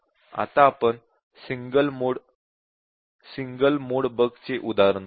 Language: Marathi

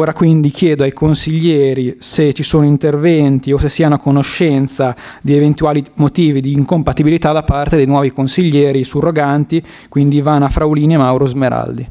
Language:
Italian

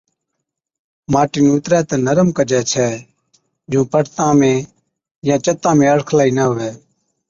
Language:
Od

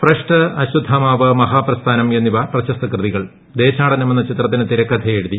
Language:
Malayalam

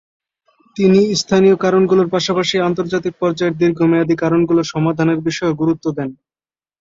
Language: Bangla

